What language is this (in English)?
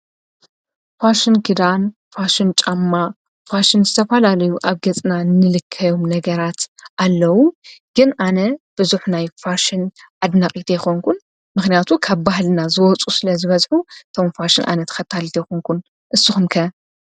Tigrinya